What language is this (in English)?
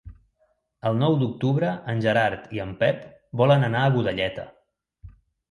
Catalan